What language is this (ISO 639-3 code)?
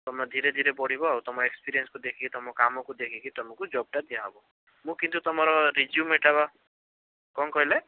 ori